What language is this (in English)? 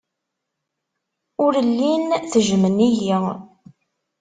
Kabyle